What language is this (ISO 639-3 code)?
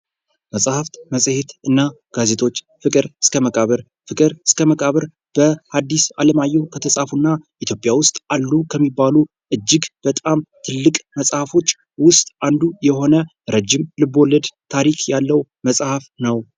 amh